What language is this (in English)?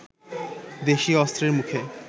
Bangla